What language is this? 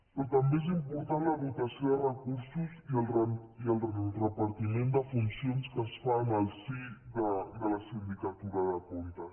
Catalan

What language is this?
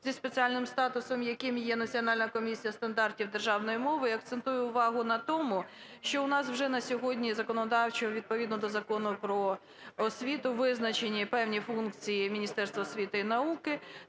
Ukrainian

